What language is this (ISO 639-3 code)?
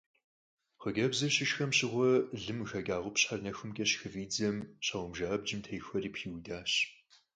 kbd